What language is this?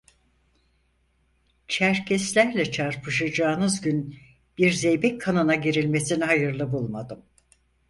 Turkish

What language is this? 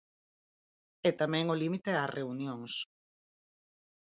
Galician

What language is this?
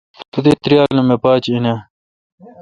Kalkoti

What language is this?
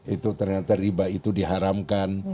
Indonesian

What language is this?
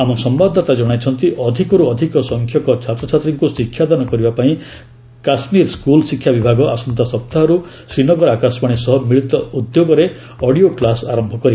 Odia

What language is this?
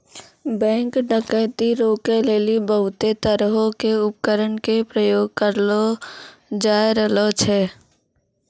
Maithili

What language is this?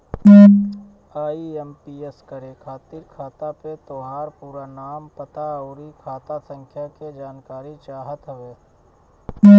Bhojpuri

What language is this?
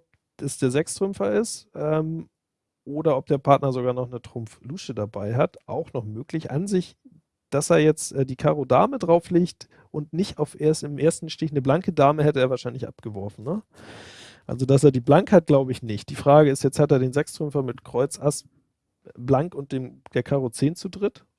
German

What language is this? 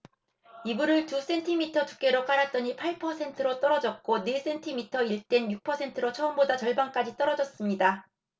Korean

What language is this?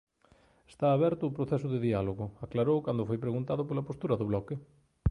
Galician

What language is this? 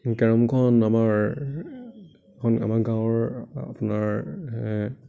Assamese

